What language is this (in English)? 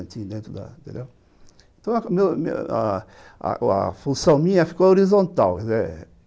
Portuguese